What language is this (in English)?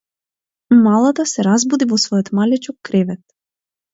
Macedonian